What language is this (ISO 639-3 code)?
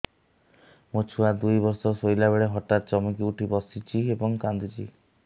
ori